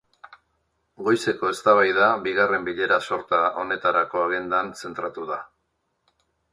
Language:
Basque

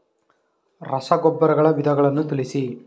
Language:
Kannada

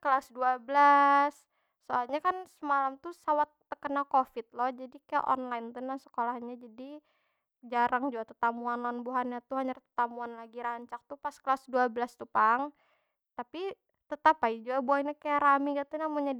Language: Banjar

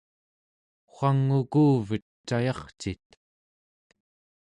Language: Central Yupik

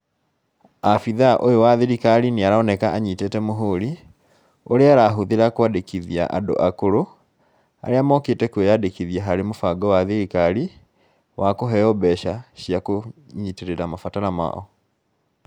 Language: Kikuyu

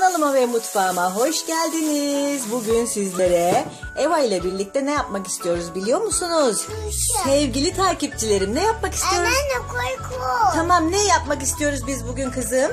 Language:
Turkish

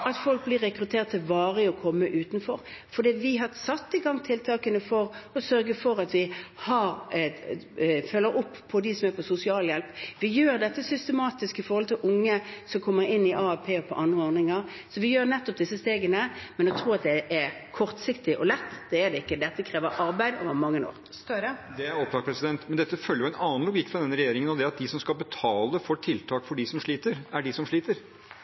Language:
Norwegian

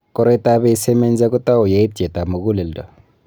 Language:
Kalenjin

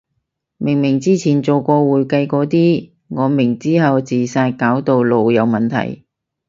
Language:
Cantonese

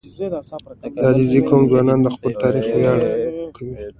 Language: Pashto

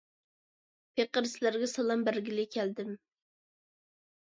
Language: Uyghur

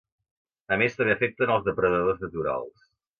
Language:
Catalan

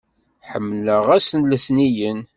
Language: Kabyle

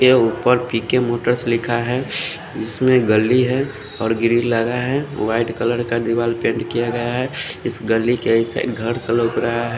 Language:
Hindi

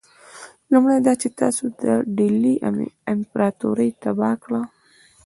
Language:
Pashto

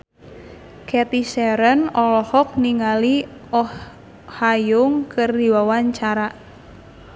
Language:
Sundanese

